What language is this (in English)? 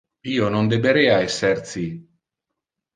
Interlingua